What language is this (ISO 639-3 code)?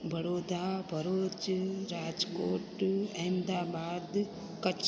snd